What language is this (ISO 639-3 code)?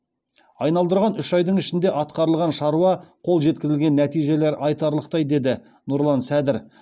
kaz